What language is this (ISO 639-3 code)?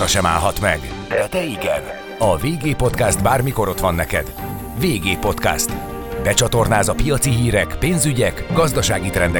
hun